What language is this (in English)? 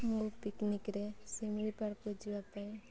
Odia